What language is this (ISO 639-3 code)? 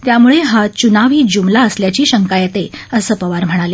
mar